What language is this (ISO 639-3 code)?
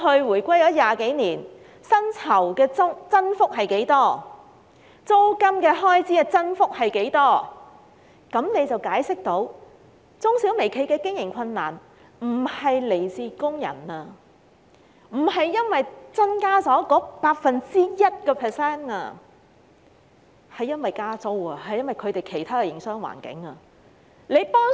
yue